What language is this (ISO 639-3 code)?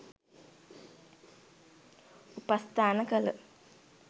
sin